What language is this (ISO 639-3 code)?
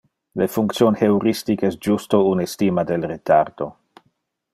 ina